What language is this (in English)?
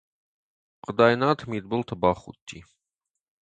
Ossetic